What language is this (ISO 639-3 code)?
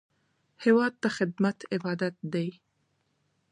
pus